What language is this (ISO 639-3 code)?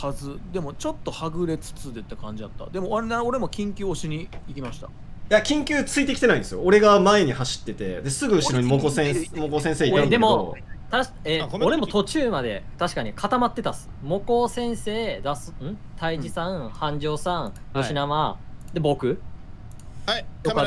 jpn